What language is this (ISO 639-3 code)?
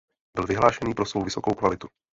ces